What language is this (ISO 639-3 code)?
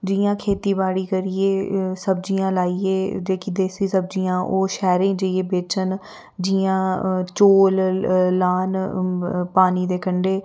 doi